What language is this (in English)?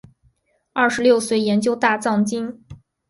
Chinese